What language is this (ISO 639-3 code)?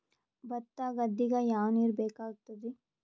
kan